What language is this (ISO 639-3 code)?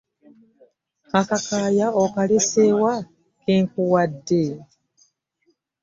lug